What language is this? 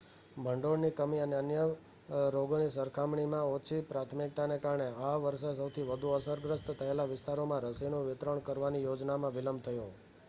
Gujarati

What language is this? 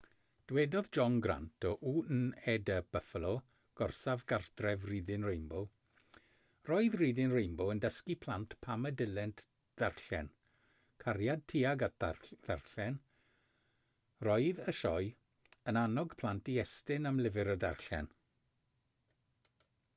Welsh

